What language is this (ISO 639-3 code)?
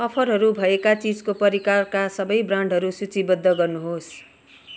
nep